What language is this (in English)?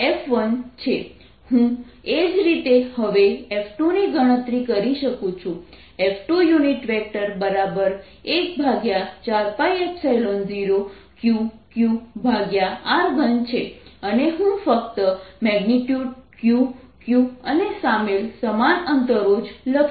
Gujarati